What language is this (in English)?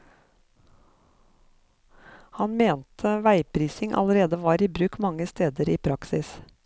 Norwegian